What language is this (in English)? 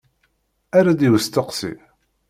Kabyle